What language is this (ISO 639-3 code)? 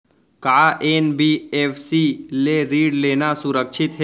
hne